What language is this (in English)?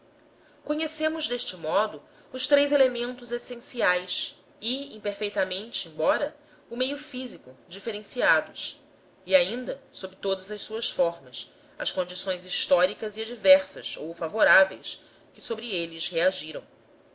Portuguese